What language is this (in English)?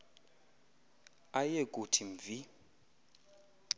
Xhosa